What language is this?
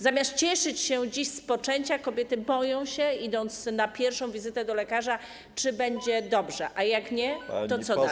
Polish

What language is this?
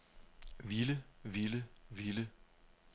Danish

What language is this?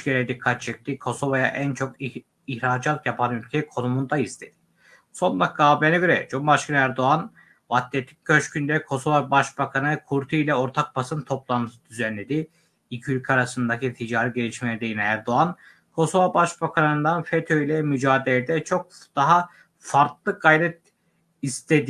Turkish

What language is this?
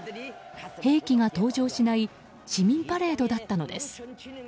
Japanese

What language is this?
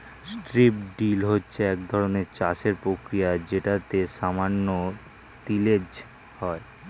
Bangla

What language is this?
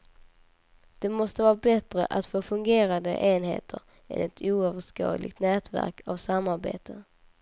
Swedish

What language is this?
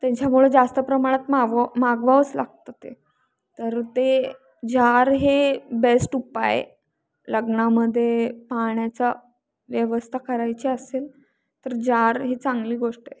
Marathi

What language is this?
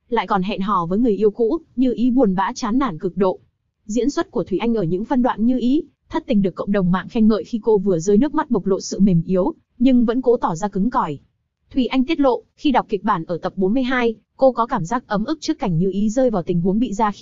Vietnamese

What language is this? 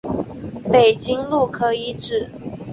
Chinese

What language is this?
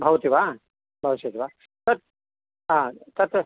Sanskrit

